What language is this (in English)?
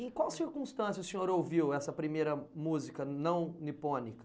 Portuguese